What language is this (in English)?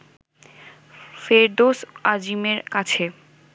Bangla